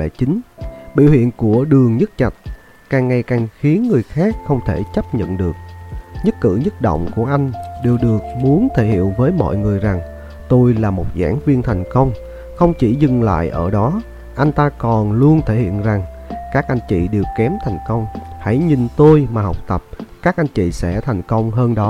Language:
Vietnamese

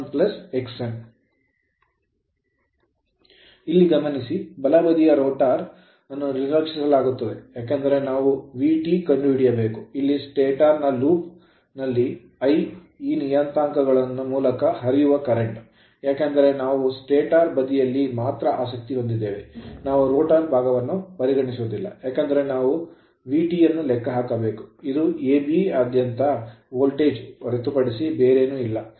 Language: Kannada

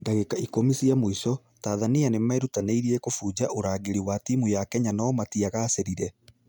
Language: Kikuyu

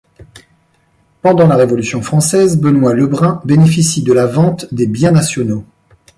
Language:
French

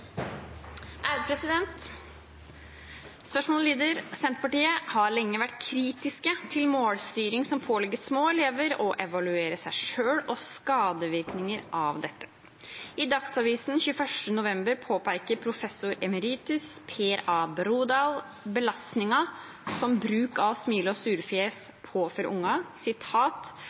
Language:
Norwegian Bokmål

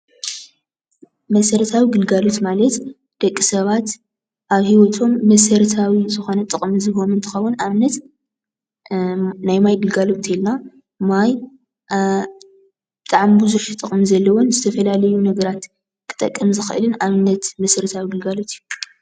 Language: Tigrinya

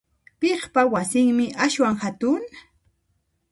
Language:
Puno Quechua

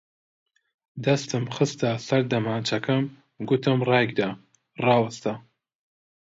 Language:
Central Kurdish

